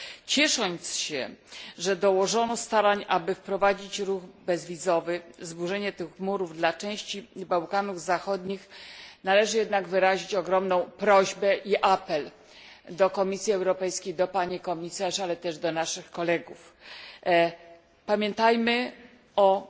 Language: Polish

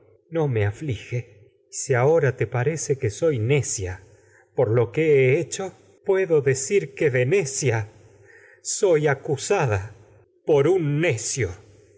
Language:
Spanish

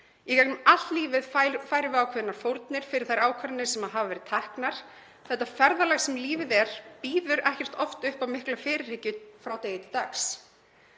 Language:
Icelandic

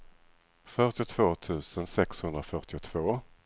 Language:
Swedish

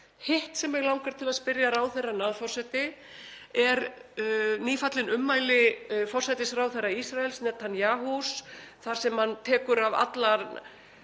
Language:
Icelandic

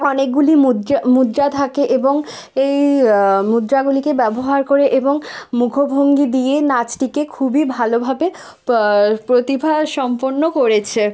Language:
Bangla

